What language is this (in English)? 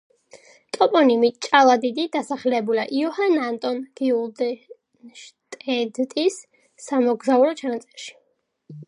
Georgian